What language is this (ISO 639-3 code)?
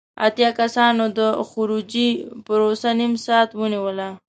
pus